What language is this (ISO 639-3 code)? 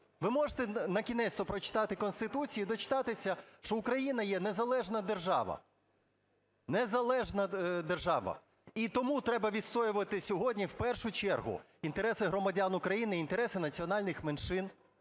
ukr